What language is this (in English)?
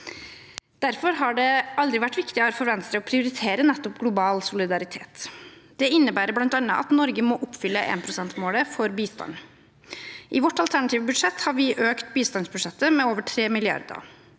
Norwegian